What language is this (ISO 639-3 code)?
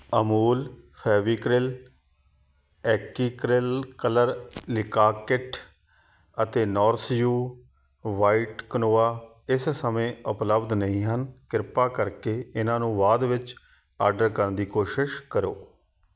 pan